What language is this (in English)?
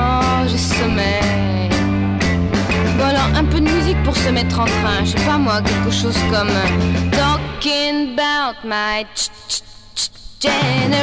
French